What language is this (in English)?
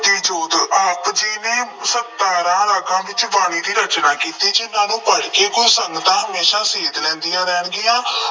Punjabi